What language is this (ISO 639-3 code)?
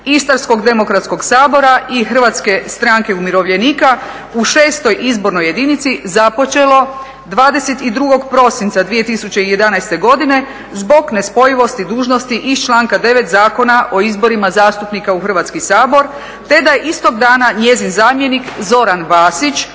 hrv